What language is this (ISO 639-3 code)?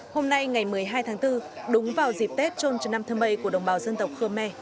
vie